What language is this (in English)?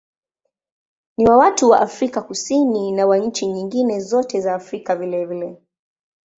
Swahili